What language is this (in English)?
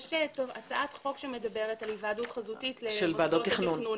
Hebrew